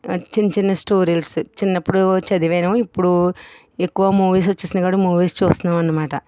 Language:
Telugu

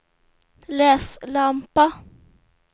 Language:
Swedish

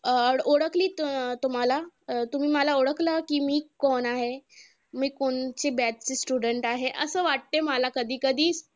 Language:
Marathi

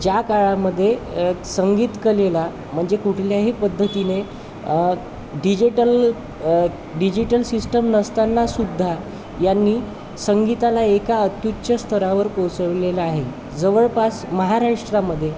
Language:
Marathi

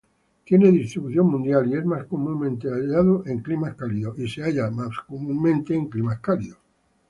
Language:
Spanish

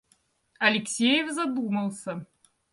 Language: Russian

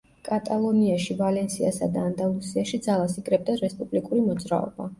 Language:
Georgian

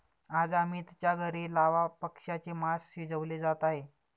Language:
Marathi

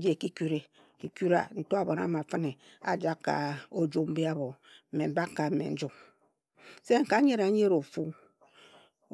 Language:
Ejagham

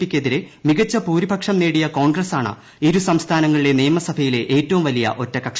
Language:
Malayalam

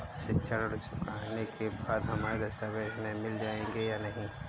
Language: Hindi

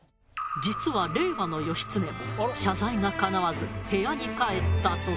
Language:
Japanese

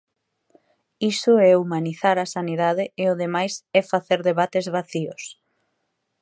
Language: Galician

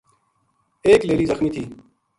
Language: Gujari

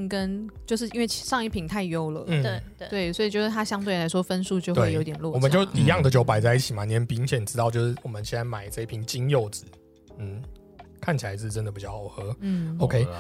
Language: Chinese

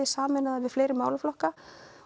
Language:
Icelandic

